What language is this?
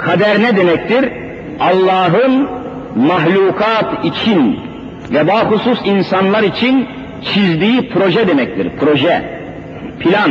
Turkish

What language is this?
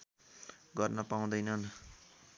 Nepali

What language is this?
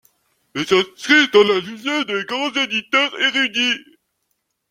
French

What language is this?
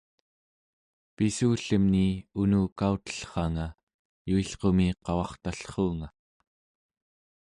Central Yupik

